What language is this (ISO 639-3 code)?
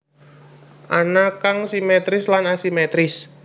jav